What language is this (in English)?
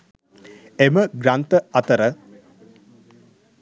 Sinhala